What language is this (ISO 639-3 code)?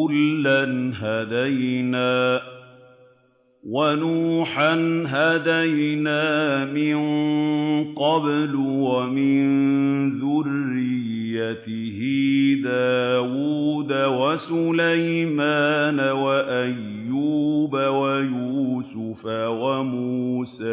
ara